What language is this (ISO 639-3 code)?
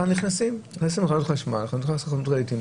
heb